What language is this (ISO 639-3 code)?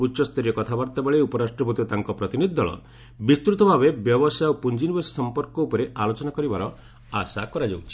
ori